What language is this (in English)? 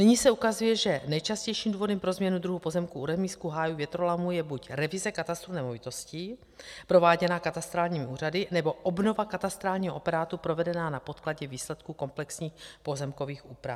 Czech